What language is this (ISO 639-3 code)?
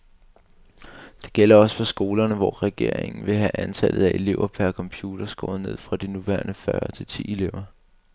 dan